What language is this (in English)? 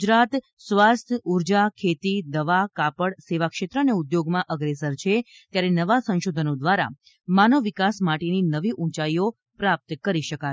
Gujarati